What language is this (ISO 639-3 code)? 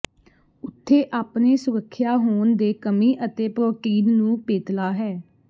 pan